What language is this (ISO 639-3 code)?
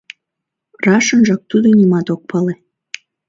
chm